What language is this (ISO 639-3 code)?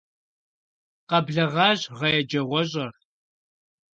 kbd